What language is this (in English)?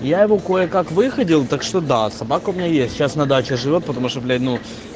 Russian